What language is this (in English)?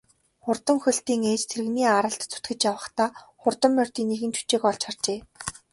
Mongolian